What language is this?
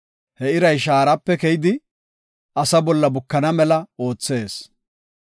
Gofa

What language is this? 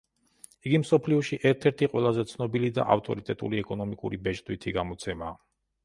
Georgian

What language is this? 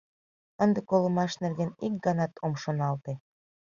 Mari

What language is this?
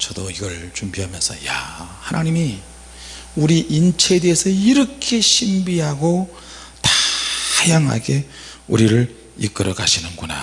Korean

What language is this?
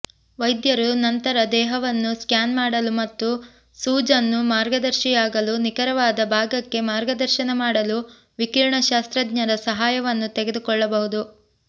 Kannada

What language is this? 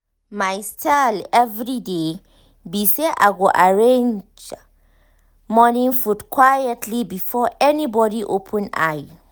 Nigerian Pidgin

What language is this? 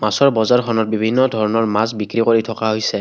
Assamese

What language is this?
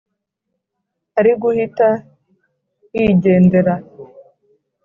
Kinyarwanda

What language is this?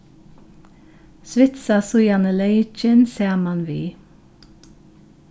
Faroese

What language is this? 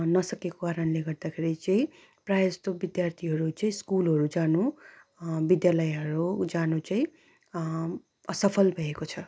Nepali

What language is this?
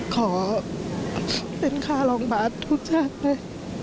Thai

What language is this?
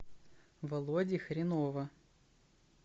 Russian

